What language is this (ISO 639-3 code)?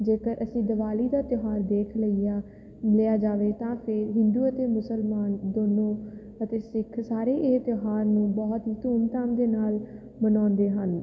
pan